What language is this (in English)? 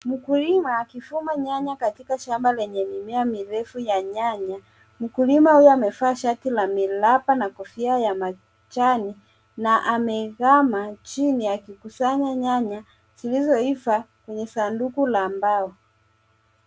Swahili